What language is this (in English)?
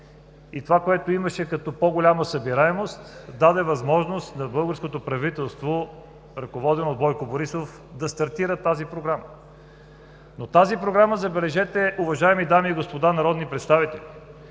Bulgarian